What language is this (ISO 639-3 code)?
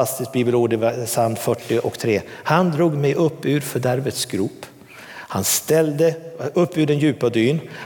swe